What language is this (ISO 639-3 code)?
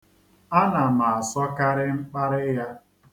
ibo